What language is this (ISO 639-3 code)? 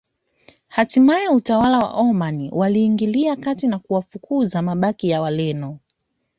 swa